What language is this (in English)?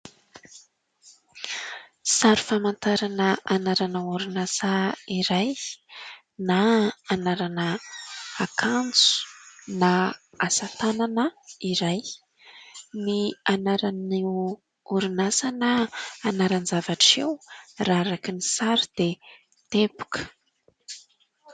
Malagasy